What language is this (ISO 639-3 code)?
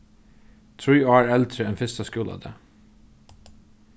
fao